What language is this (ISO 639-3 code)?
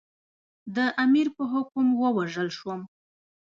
pus